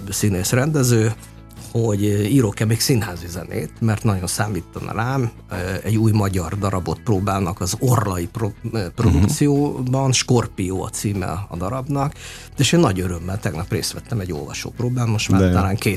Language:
Hungarian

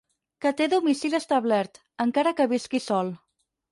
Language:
Catalan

